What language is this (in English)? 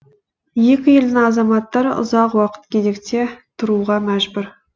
Kazakh